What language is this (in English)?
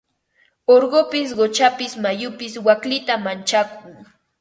Ambo-Pasco Quechua